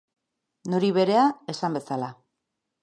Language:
Basque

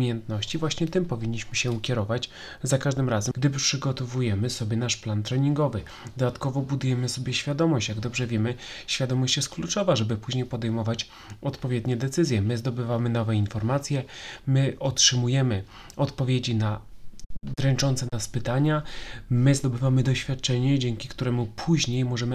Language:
Polish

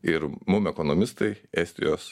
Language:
Lithuanian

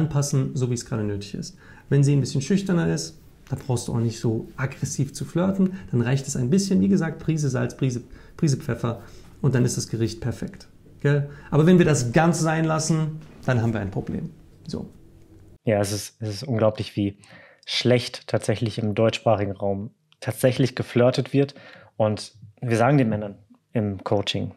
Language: German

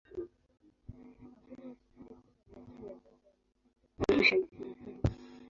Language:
Swahili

